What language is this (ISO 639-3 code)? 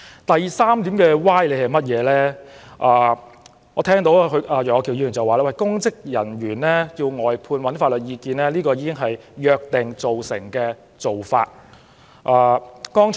yue